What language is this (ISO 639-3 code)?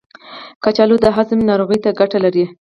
pus